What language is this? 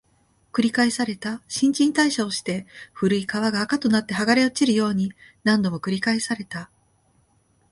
Japanese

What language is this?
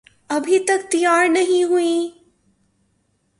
Urdu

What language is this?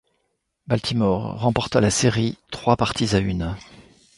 French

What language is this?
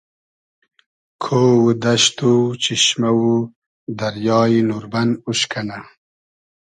Hazaragi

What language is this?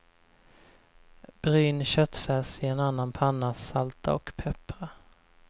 Swedish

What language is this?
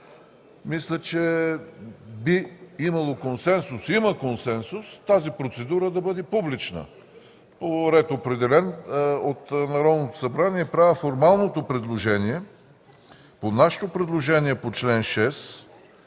Bulgarian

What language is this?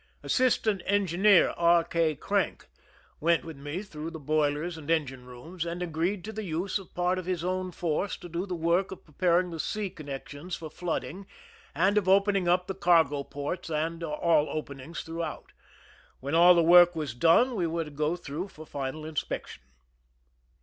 English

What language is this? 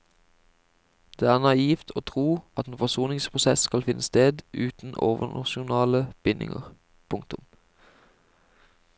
Norwegian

